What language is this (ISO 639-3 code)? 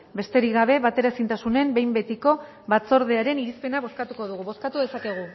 eus